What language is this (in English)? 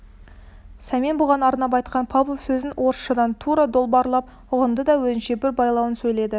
Kazakh